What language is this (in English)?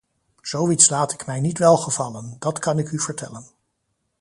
Dutch